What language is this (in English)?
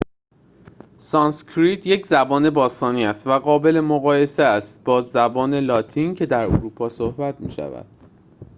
Persian